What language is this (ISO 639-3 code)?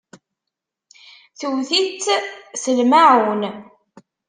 kab